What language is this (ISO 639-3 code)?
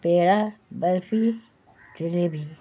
urd